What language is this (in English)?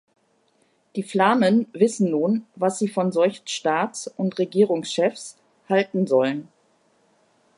German